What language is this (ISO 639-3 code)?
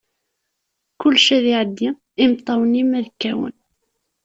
kab